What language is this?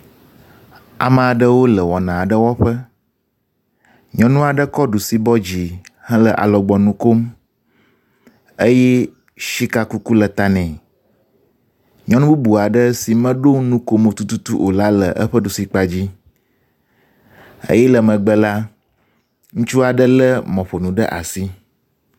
Ewe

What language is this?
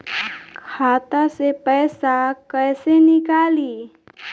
Bhojpuri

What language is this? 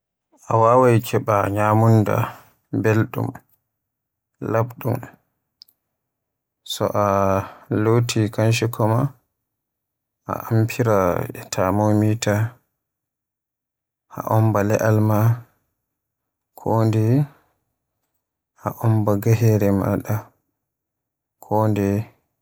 Borgu Fulfulde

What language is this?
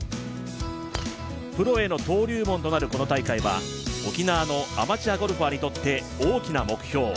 Japanese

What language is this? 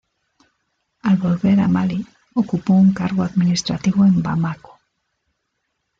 Spanish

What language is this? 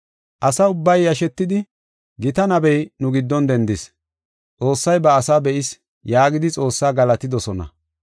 Gofa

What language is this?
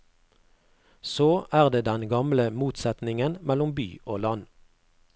Norwegian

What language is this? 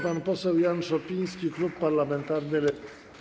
Polish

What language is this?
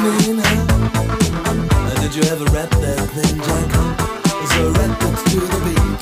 Hungarian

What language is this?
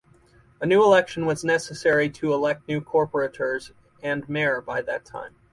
English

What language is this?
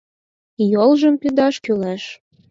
Mari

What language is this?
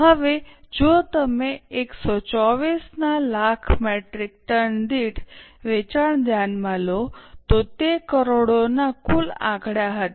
Gujarati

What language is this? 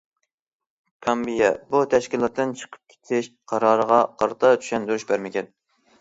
Uyghur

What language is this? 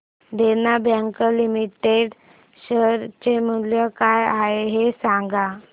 Marathi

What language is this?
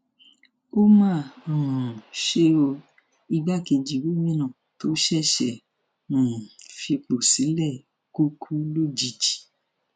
Yoruba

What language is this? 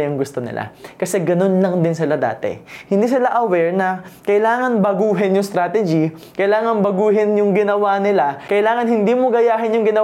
Filipino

